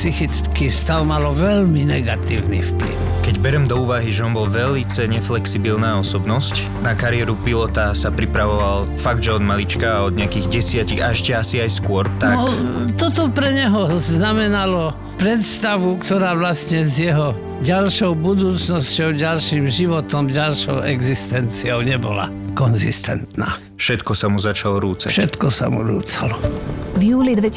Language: Slovak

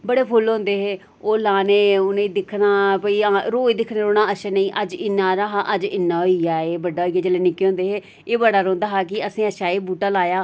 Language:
Dogri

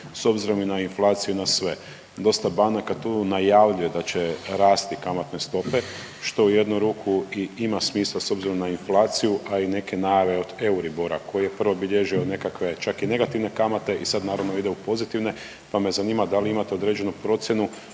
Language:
Croatian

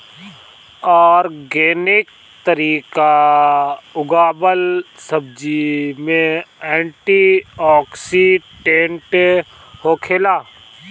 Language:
Bhojpuri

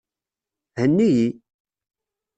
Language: Kabyle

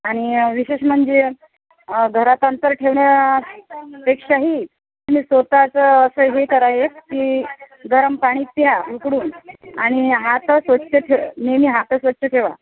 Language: Marathi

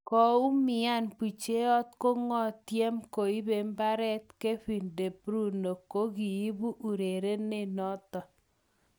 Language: Kalenjin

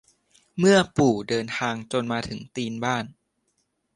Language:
Thai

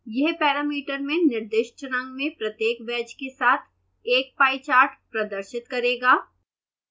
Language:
Hindi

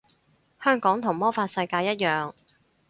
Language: Cantonese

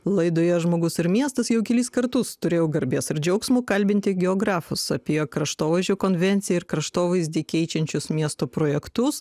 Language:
Lithuanian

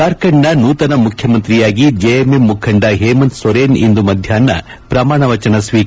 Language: Kannada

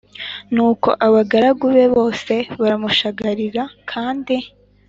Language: Kinyarwanda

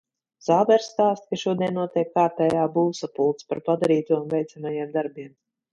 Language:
Latvian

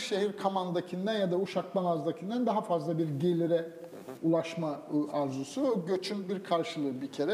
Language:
Turkish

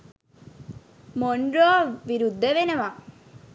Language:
Sinhala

